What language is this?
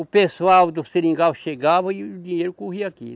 Portuguese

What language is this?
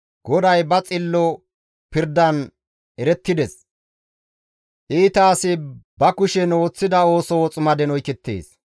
Gamo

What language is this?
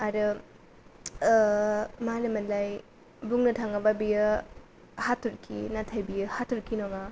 Bodo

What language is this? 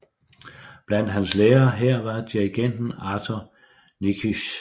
Danish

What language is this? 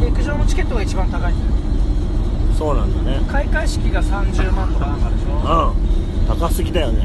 Japanese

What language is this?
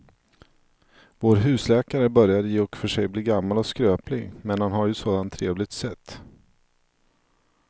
Swedish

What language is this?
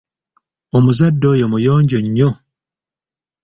Ganda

